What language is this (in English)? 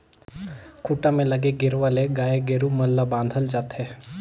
Chhattisgarhi